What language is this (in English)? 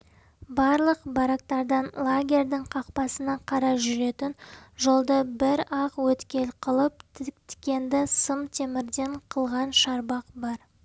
Kazakh